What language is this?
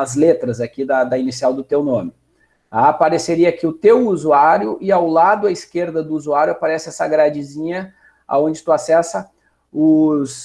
Portuguese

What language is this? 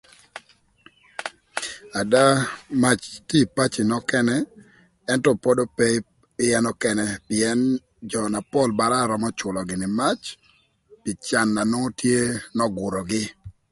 Thur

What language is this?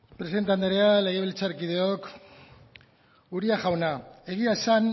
Basque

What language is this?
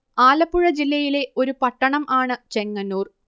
Malayalam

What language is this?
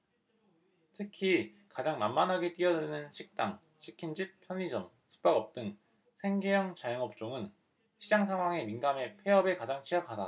Korean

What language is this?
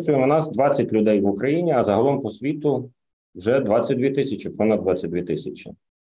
Ukrainian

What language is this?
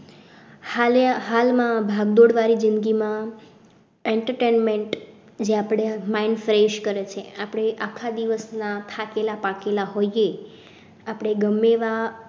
Gujarati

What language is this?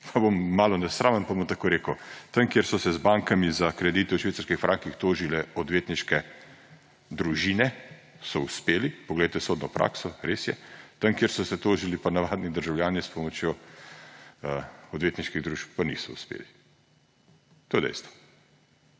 Slovenian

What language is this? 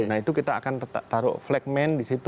Indonesian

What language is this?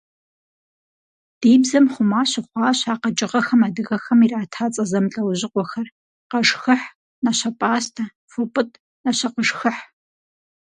Kabardian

